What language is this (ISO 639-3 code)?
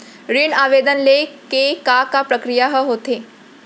hne